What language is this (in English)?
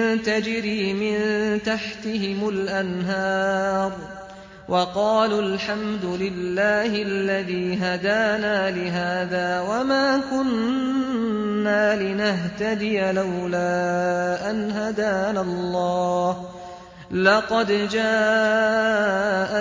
Arabic